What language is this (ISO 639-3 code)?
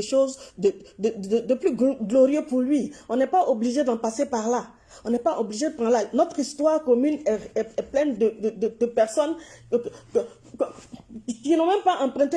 fra